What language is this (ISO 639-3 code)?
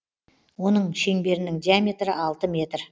kaz